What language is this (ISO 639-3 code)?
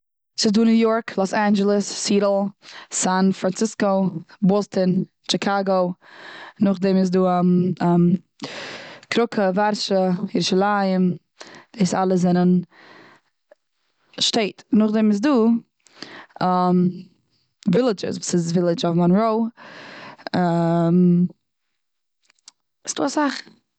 yid